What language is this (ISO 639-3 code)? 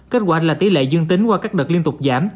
vie